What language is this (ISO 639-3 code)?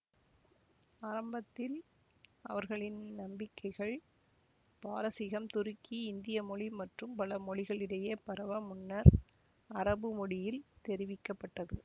tam